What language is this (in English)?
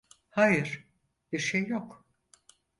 Turkish